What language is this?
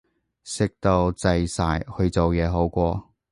Cantonese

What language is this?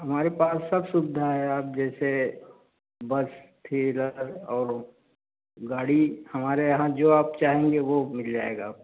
Hindi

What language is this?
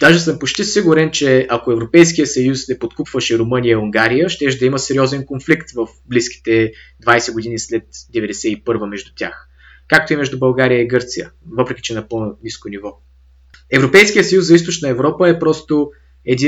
Bulgarian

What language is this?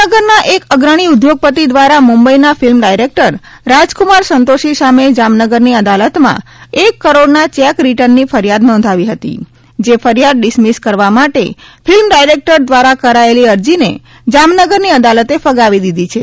Gujarati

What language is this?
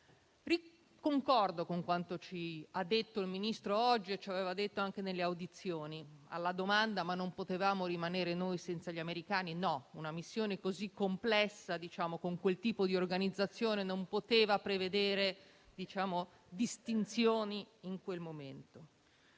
Italian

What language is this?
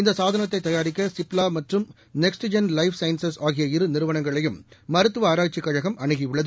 Tamil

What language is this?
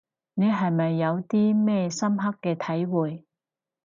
Cantonese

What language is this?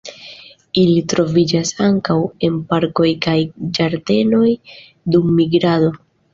Esperanto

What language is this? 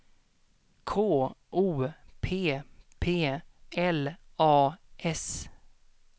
Swedish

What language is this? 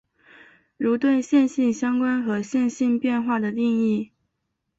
Chinese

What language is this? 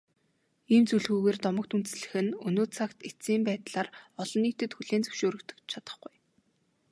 Mongolian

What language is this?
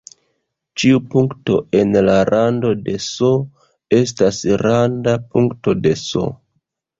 Esperanto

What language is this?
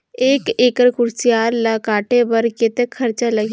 Chhattisgarhi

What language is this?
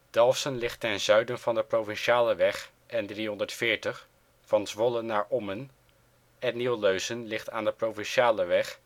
Dutch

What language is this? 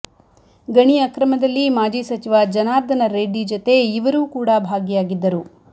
Kannada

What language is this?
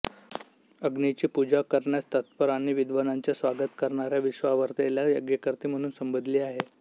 Marathi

